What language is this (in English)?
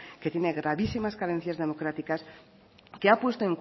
Spanish